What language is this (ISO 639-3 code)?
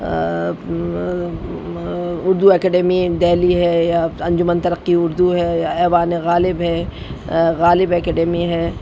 urd